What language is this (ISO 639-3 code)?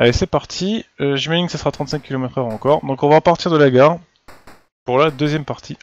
fra